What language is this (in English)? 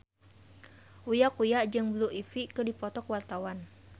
Sundanese